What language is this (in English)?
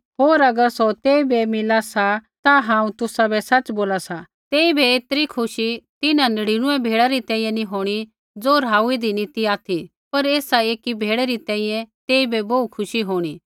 Kullu Pahari